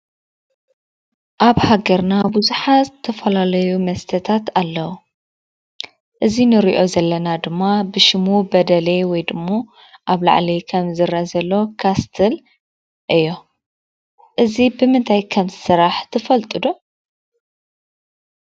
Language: Tigrinya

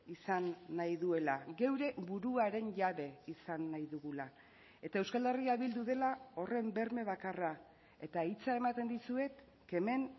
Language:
Basque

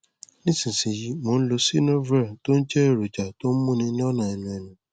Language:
Yoruba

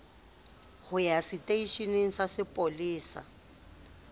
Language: Southern Sotho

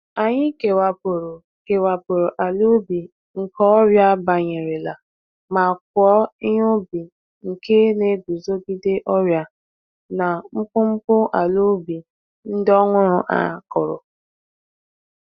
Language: Igbo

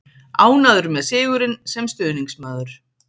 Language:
Icelandic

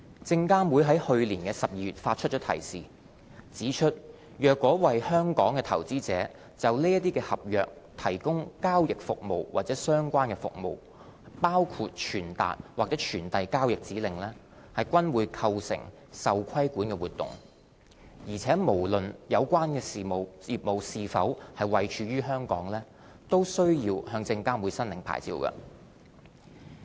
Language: Cantonese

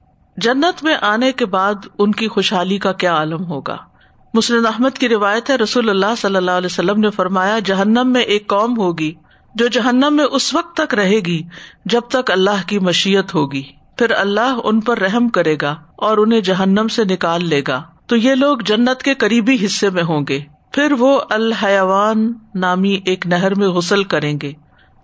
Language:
Urdu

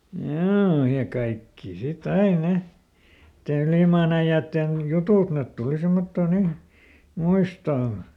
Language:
Finnish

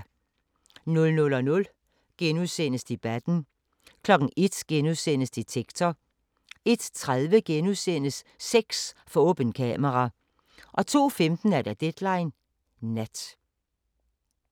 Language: Danish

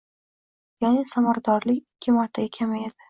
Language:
Uzbek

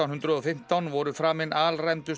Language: Icelandic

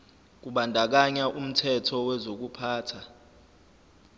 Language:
Zulu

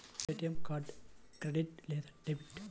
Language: Telugu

